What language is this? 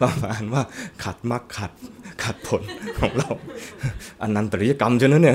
Thai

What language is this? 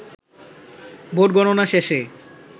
Bangla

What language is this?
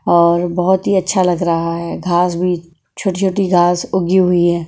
Hindi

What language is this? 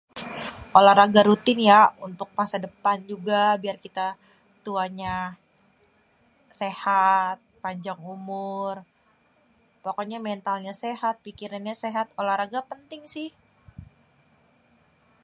Betawi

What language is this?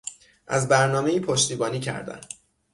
Persian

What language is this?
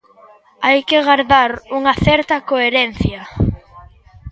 Galician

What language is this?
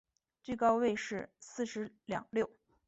Chinese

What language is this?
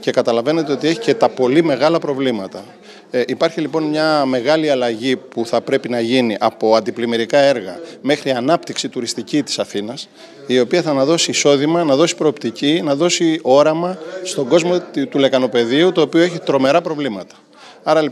Greek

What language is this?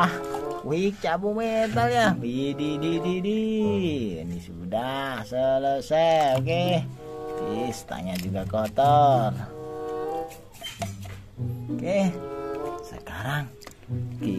Indonesian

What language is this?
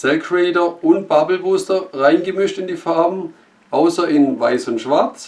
German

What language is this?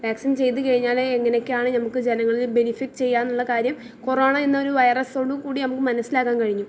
Malayalam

